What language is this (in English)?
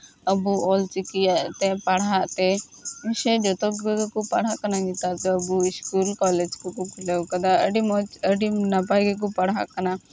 Santali